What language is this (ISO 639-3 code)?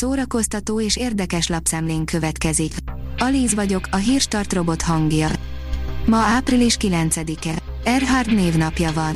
hun